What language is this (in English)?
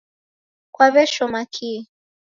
Taita